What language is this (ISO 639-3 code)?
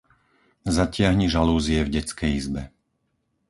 slk